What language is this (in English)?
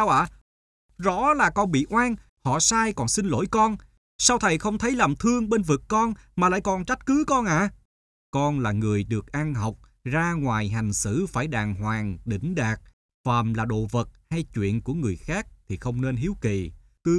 Vietnamese